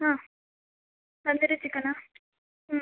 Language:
Kannada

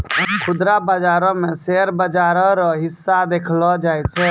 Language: Maithili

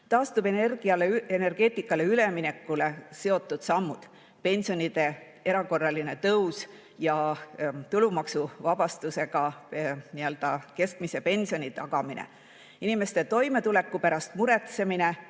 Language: Estonian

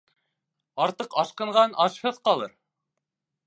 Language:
Bashkir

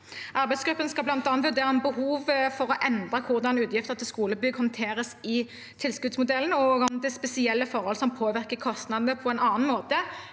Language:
Norwegian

